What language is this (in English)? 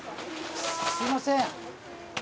Japanese